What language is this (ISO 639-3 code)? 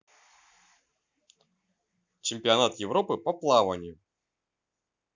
rus